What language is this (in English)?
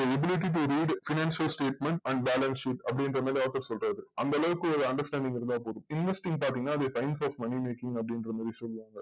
Tamil